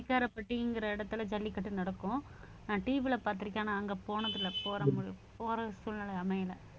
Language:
Tamil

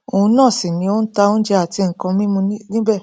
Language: Yoruba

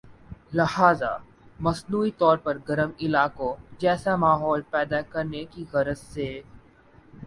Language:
Urdu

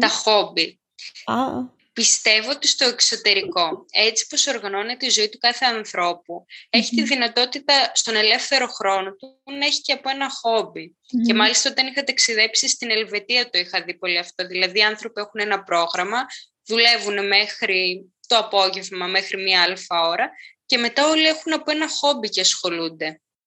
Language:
Greek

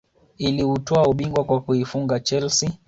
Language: Swahili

